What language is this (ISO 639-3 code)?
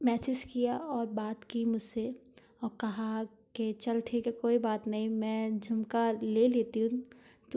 hin